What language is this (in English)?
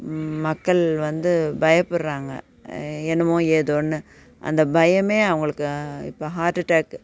Tamil